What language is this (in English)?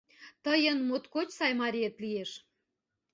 Mari